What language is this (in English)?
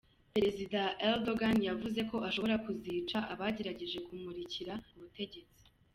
Kinyarwanda